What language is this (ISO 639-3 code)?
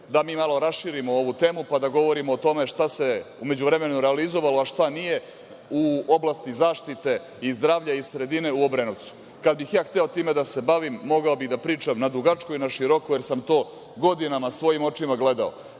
srp